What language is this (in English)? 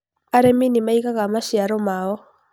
Kikuyu